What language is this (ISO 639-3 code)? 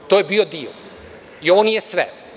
srp